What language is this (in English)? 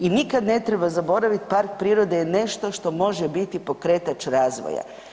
Croatian